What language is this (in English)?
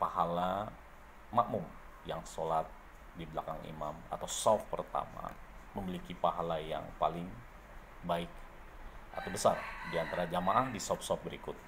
Indonesian